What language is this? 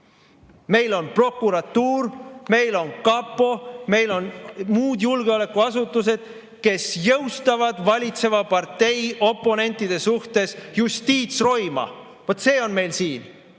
Estonian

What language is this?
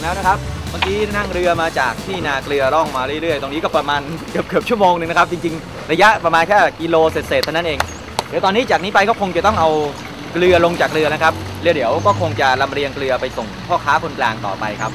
Thai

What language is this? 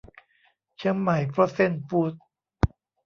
Thai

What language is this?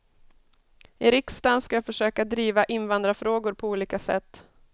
Swedish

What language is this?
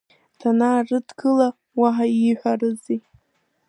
Abkhazian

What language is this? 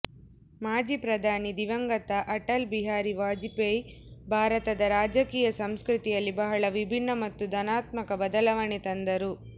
Kannada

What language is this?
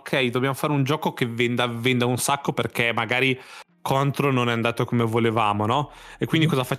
Italian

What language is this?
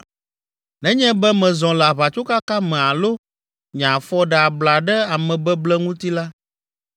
Ewe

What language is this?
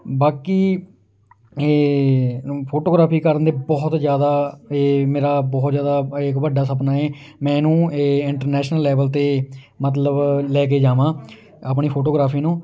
Punjabi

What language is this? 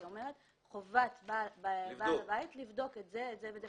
Hebrew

